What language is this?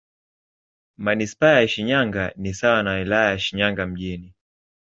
Swahili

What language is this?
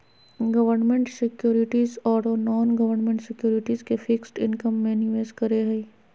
Magahi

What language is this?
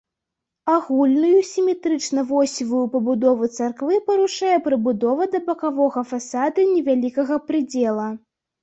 Belarusian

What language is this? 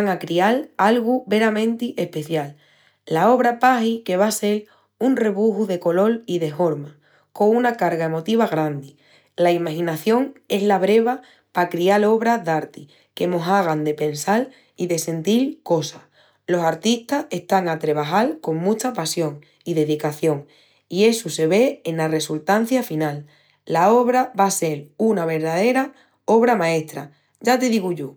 Extremaduran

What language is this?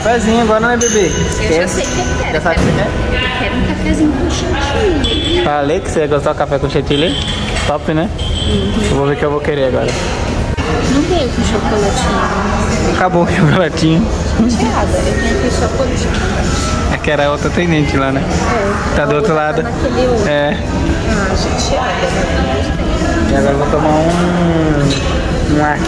Portuguese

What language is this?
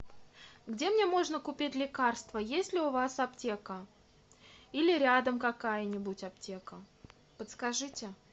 Russian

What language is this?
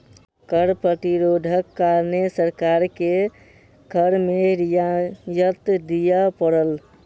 Maithili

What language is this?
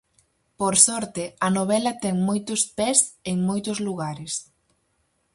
Galician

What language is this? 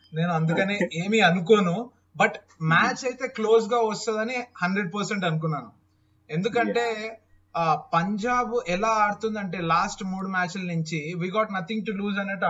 Telugu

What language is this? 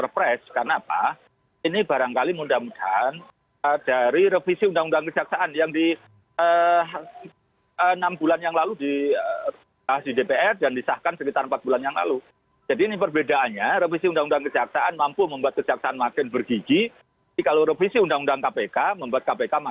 Indonesian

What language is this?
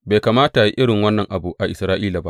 Hausa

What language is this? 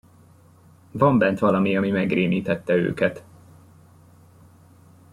Hungarian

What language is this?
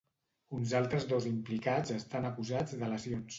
Catalan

